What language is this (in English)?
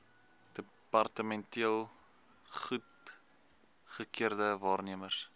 Afrikaans